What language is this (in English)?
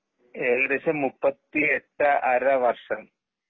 Malayalam